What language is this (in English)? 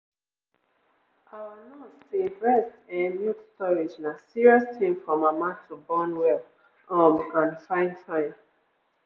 Nigerian Pidgin